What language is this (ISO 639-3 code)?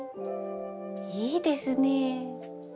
jpn